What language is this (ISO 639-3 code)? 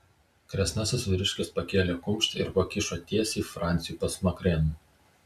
lit